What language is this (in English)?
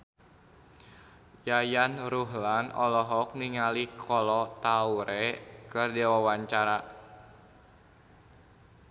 Sundanese